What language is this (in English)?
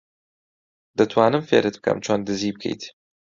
Central Kurdish